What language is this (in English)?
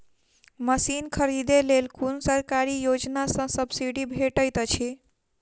Maithili